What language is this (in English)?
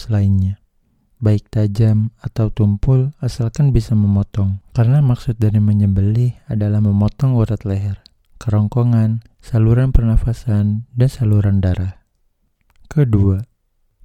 Indonesian